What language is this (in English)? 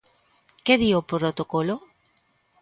Galician